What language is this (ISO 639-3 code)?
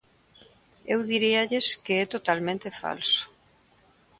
glg